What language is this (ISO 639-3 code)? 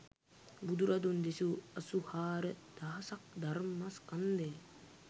sin